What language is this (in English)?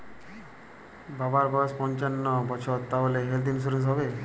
Bangla